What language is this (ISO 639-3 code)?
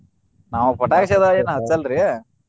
kan